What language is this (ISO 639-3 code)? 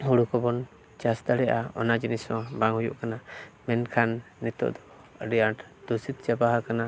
sat